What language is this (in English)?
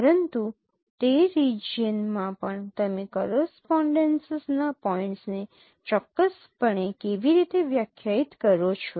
Gujarati